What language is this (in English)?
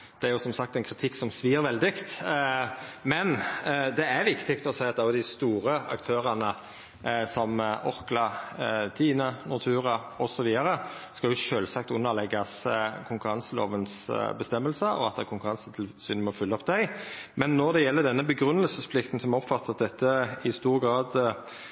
Norwegian Nynorsk